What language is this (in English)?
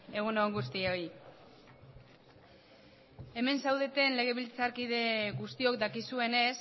Basque